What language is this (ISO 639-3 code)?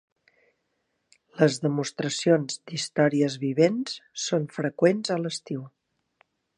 cat